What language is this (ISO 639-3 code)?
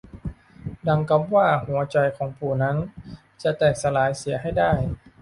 tha